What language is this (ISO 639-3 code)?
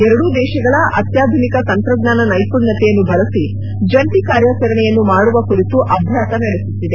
kan